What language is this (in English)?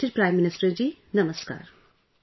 English